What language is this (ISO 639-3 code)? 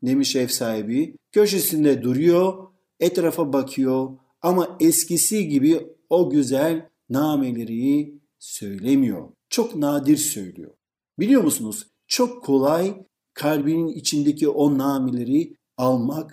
tur